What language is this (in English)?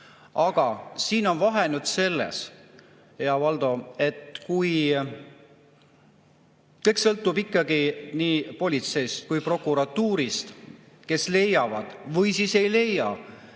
Estonian